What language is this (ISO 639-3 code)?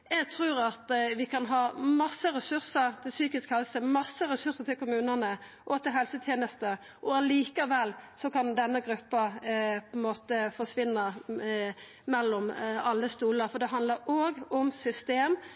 nno